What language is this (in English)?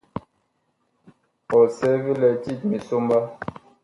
Bakoko